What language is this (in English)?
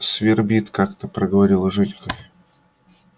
Russian